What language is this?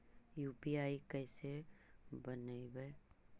Magahi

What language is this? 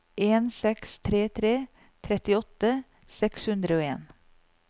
Norwegian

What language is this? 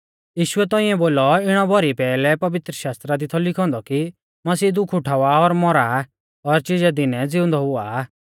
Mahasu Pahari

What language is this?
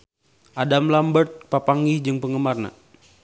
Sundanese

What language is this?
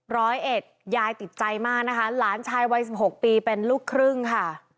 Thai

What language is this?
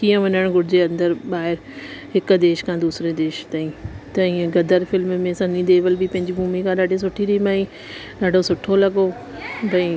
Sindhi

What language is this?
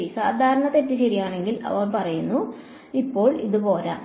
Malayalam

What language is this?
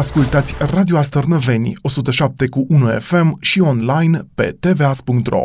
Romanian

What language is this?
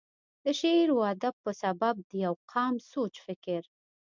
Pashto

